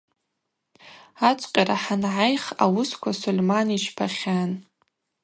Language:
Abaza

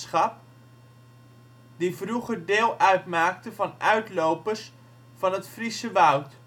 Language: Dutch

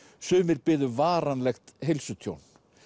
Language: Icelandic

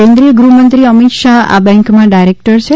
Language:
Gujarati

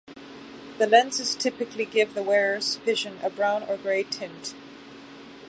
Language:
English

